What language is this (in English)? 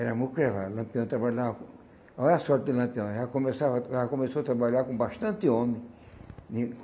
Portuguese